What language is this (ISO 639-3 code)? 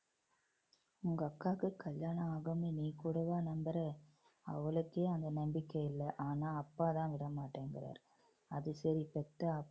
tam